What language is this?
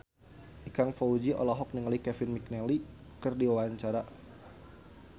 Sundanese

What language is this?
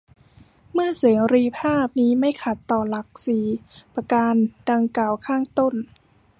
Thai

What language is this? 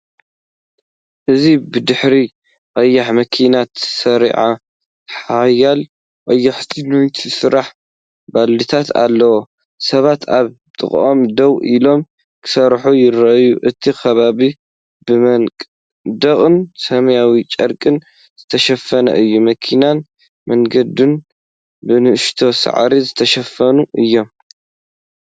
Tigrinya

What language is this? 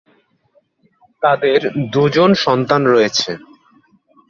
Bangla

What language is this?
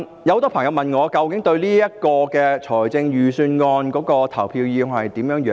Cantonese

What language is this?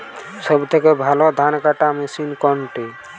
Bangla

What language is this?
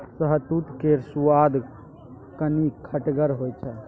Maithili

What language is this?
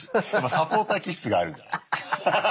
Japanese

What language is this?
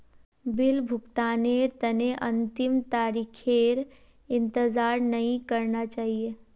Magahi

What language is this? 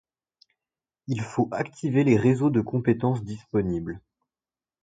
French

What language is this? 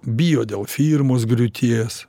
Lithuanian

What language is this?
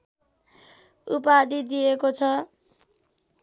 Nepali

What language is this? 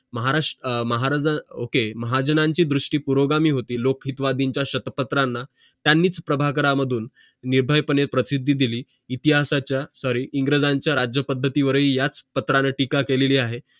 Marathi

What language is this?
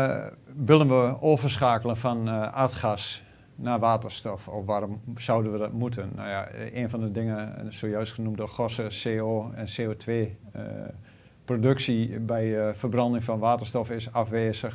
Dutch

